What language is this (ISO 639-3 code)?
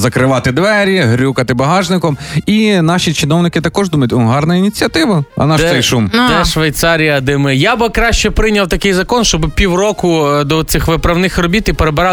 ukr